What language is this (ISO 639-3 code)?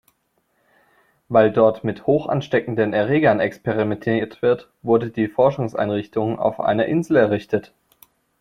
deu